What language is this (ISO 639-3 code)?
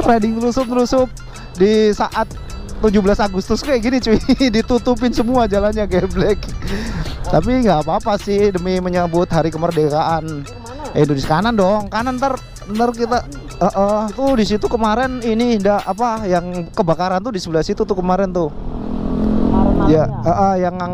ind